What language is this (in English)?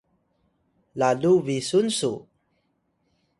Atayal